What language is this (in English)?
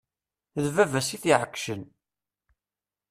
Kabyle